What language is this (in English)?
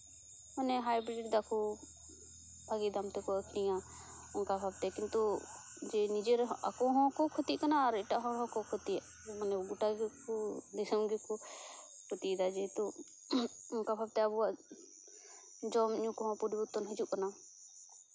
Santali